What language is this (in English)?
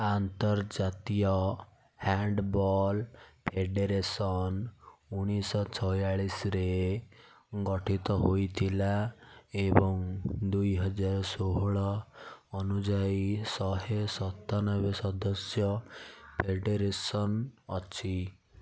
Odia